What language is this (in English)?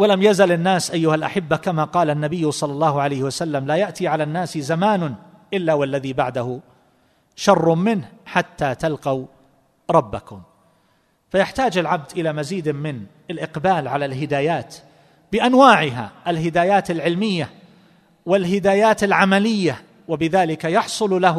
Arabic